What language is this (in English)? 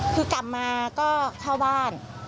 Thai